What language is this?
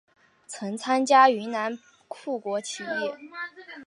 Chinese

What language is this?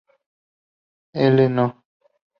Spanish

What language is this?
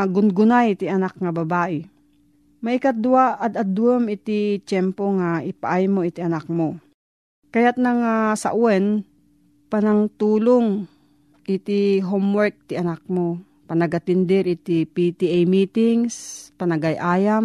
Filipino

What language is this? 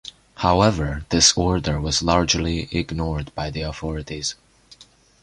English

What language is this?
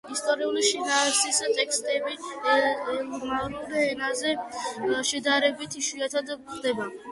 Georgian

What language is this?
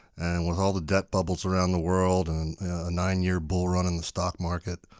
English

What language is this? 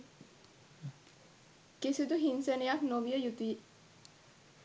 Sinhala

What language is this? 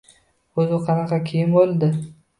Uzbek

